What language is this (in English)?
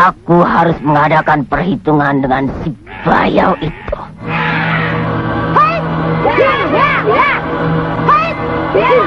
Indonesian